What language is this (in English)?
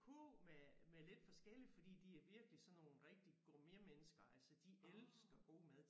Danish